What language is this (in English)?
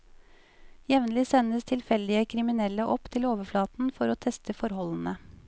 Norwegian